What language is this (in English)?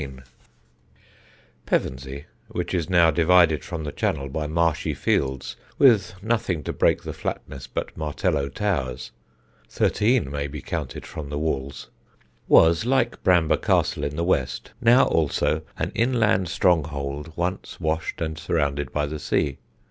English